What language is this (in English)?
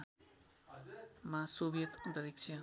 Nepali